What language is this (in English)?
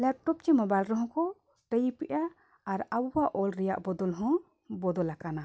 Santali